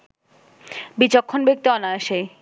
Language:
Bangla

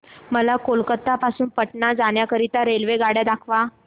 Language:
Marathi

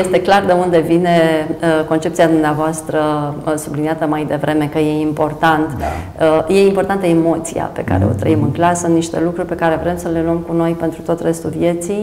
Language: Romanian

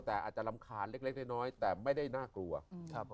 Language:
Thai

